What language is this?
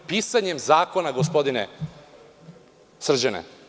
Serbian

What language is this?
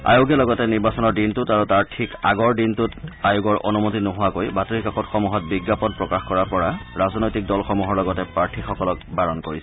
Assamese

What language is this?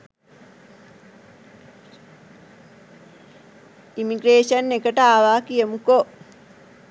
Sinhala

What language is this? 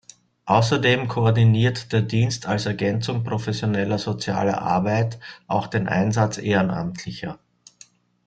German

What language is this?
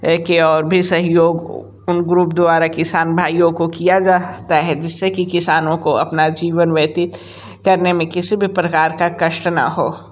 Hindi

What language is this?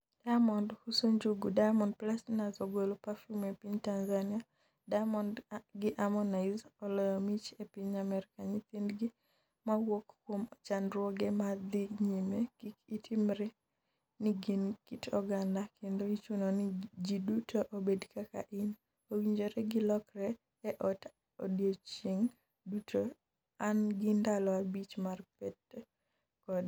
Luo (Kenya and Tanzania)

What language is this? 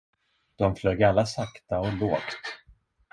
Swedish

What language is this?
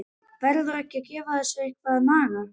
Icelandic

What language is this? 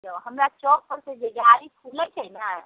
Maithili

